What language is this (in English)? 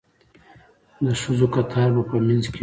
Pashto